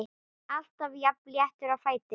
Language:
Icelandic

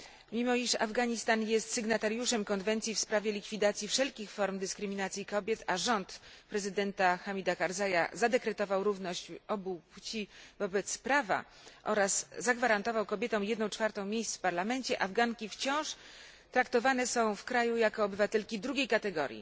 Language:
Polish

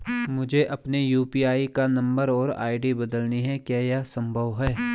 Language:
Hindi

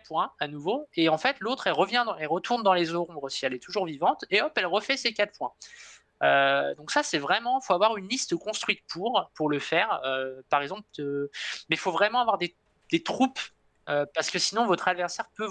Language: French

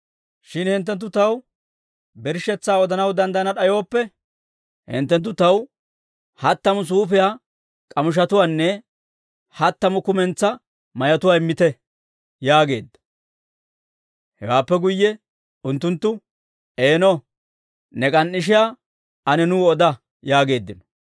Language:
Dawro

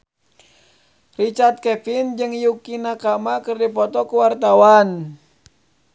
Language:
Sundanese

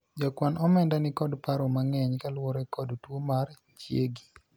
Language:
Luo (Kenya and Tanzania)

